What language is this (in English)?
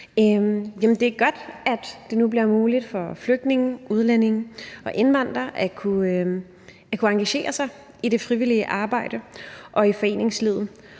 Danish